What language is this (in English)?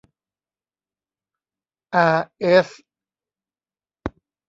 Thai